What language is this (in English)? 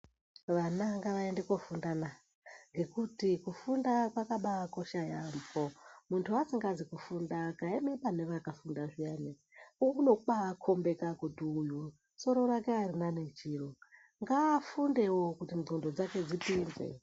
Ndau